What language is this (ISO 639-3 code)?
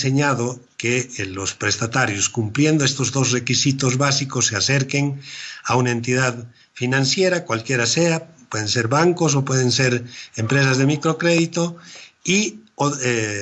spa